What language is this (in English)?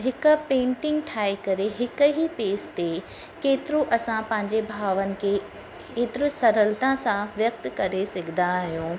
Sindhi